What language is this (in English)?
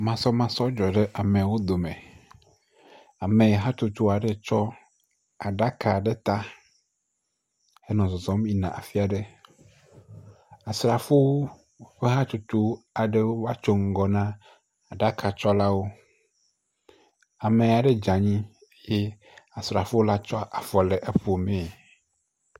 Ewe